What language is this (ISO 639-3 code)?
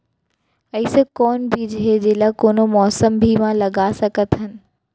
hne